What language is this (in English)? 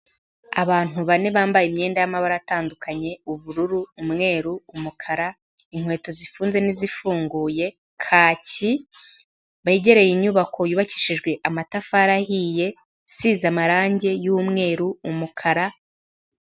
Kinyarwanda